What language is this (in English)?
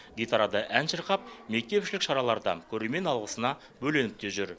Kazakh